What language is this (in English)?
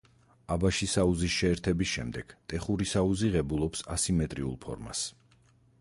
Georgian